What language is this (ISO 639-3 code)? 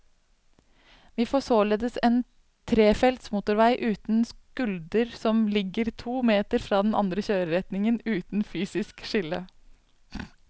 nor